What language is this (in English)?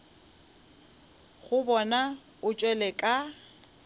Northern Sotho